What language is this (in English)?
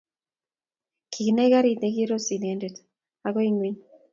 Kalenjin